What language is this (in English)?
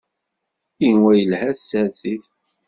Kabyle